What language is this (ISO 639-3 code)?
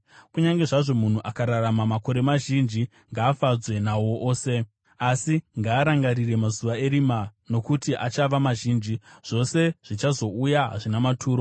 sna